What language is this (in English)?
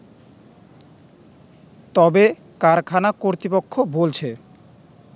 Bangla